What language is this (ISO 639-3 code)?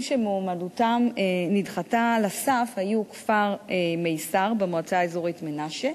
heb